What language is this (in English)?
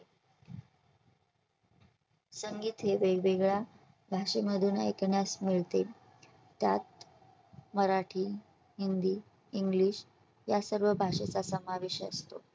Marathi